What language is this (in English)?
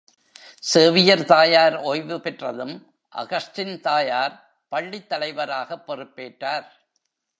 Tamil